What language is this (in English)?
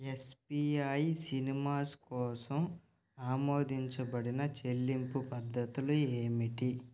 Telugu